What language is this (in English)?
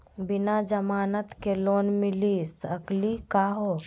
Magahi